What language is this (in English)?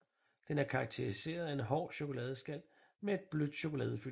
Danish